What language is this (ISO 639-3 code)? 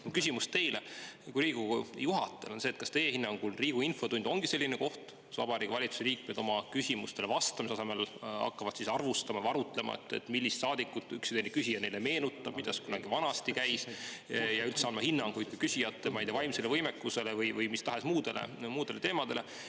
est